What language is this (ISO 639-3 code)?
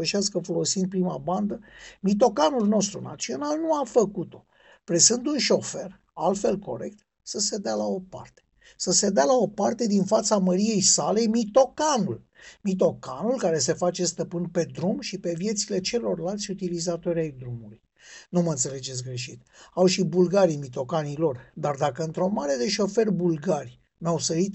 ron